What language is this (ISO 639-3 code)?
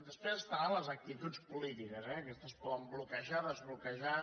cat